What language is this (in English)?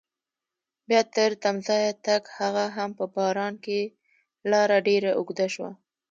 Pashto